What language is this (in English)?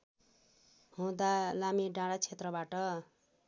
Nepali